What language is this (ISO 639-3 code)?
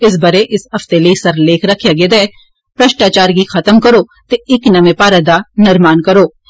doi